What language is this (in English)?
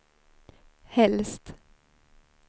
Swedish